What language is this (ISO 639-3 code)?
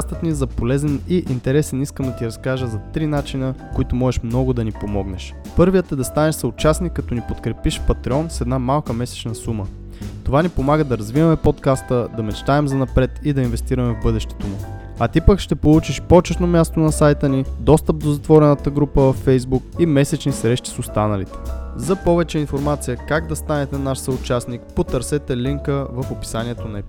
bul